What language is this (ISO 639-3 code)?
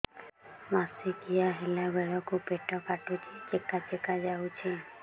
ori